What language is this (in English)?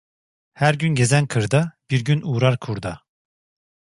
Turkish